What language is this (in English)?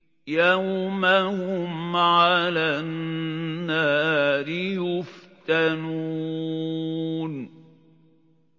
Arabic